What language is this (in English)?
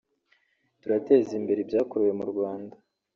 Kinyarwanda